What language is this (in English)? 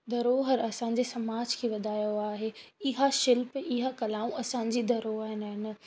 Sindhi